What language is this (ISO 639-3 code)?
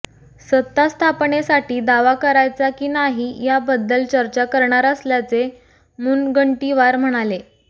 mar